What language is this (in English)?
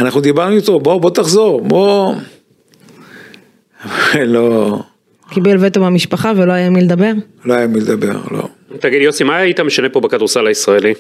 Hebrew